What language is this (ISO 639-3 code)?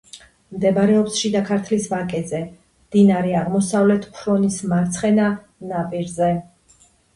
kat